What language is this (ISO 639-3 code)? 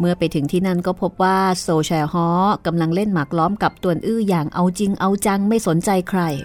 tha